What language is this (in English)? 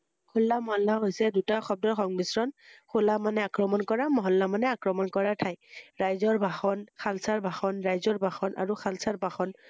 Assamese